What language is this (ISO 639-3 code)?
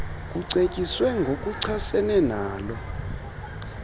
xho